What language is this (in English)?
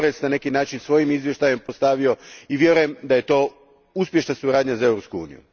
Croatian